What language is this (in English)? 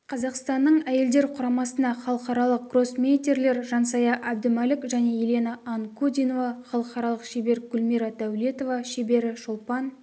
Kazakh